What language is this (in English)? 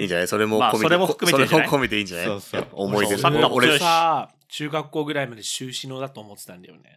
Japanese